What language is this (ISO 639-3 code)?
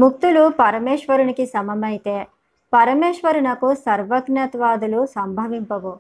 tel